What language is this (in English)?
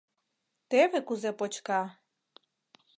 Mari